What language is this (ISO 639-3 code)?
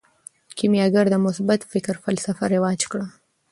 pus